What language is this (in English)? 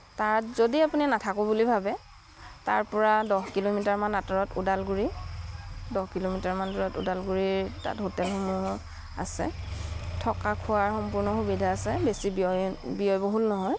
Assamese